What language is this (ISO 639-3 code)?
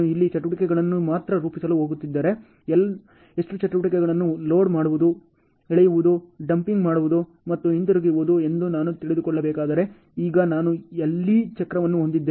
kan